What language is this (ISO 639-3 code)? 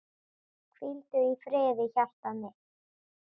isl